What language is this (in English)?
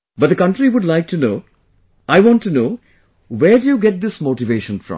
English